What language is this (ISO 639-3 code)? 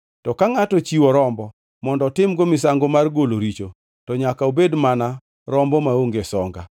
luo